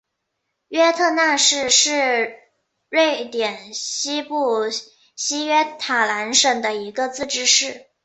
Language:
Chinese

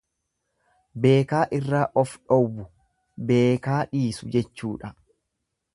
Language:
Oromo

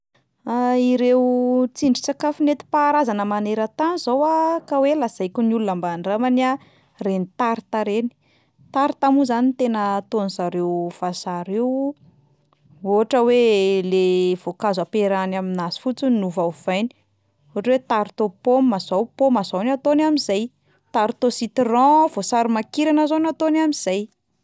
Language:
Malagasy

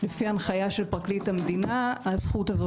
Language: Hebrew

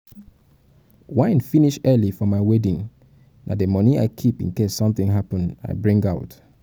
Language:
Nigerian Pidgin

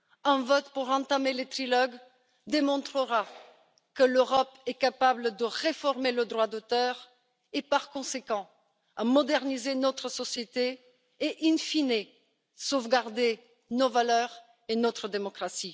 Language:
French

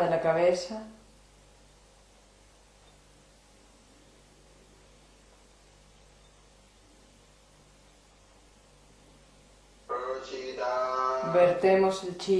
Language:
Spanish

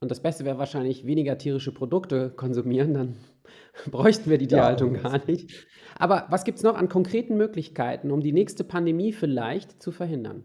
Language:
German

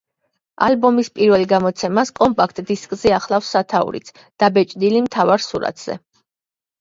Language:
Georgian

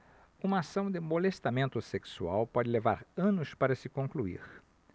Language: Portuguese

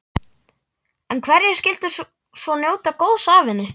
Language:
Icelandic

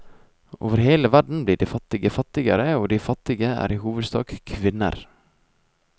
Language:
Norwegian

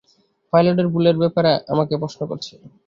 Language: Bangla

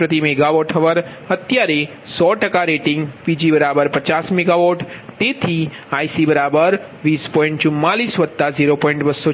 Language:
Gujarati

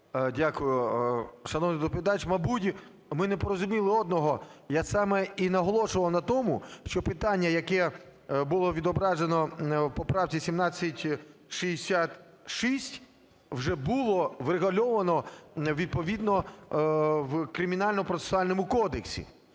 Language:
Ukrainian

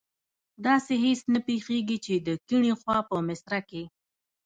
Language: Pashto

